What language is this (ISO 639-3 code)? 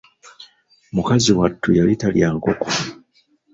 lug